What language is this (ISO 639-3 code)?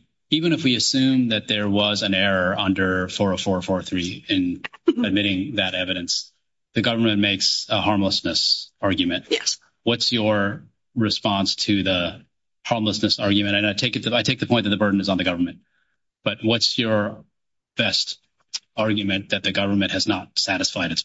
eng